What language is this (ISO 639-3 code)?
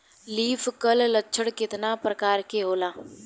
bho